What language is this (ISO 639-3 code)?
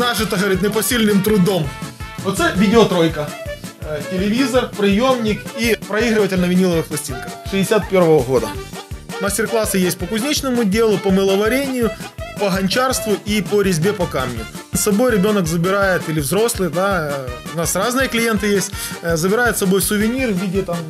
rus